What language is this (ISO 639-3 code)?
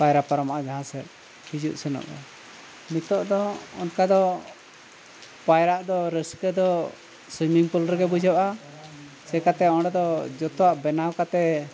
sat